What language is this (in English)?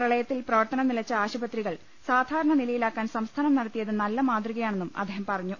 Malayalam